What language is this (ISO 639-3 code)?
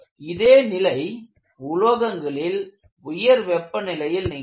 tam